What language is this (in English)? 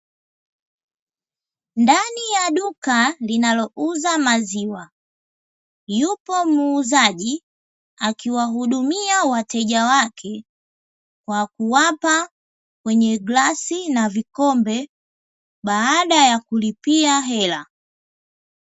Swahili